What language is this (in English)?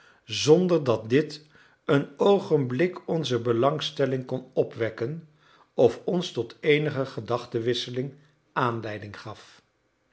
Dutch